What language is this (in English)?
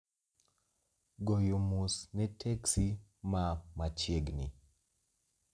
Luo (Kenya and Tanzania)